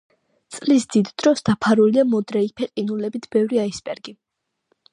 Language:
Georgian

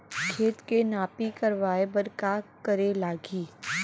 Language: Chhattisgarhi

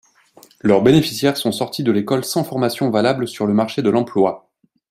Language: French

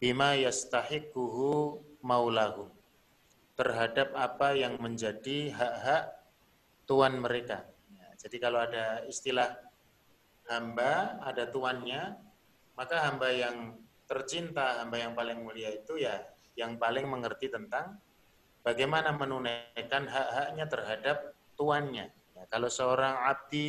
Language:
Indonesian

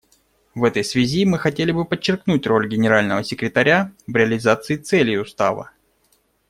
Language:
Russian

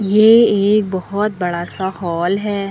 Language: Hindi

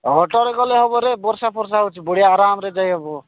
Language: Odia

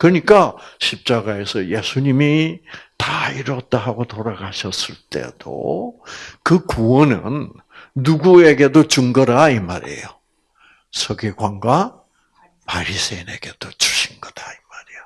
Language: Korean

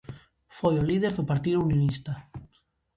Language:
Galician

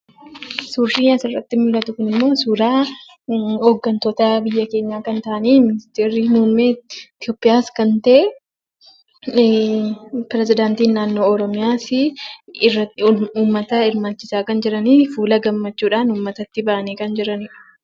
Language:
Oromo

